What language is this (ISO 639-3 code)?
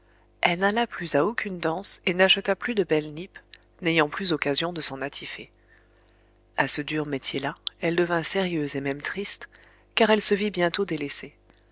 fra